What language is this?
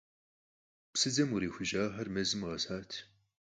Kabardian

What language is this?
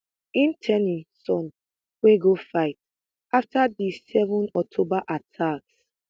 Nigerian Pidgin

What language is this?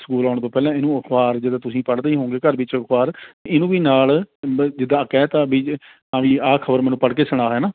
Punjabi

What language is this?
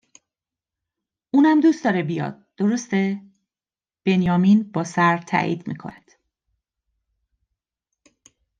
Persian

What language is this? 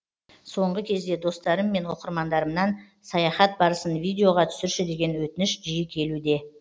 Kazakh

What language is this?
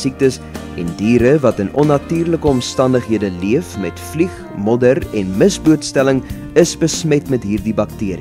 Dutch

